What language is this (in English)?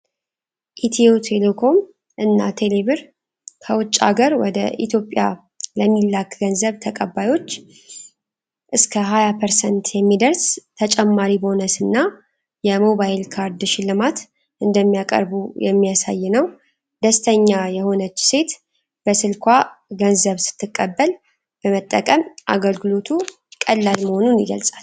Amharic